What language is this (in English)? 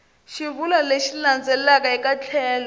Tsonga